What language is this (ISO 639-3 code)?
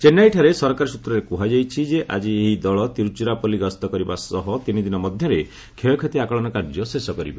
ori